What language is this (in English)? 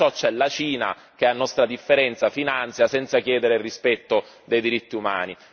Italian